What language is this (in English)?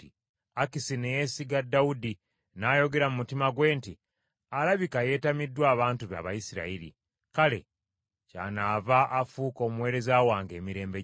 Ganda